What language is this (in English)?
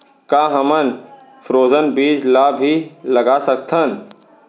Chhattisgarhi